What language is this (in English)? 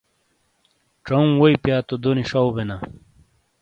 Shina